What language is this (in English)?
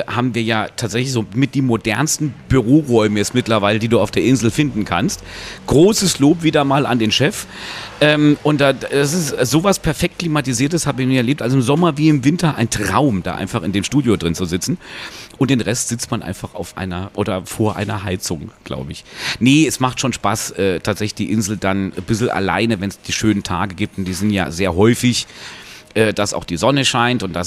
German